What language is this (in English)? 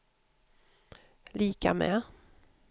Swedish